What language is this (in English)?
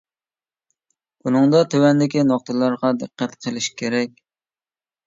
Uyghur